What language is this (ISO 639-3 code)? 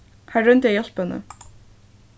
fao